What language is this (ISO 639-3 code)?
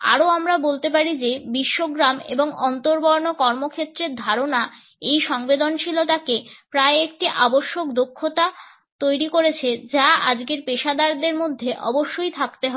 ben